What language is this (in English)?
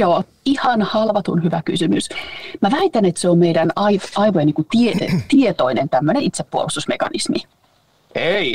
Finnish